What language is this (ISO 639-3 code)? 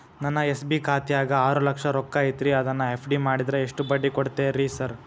kan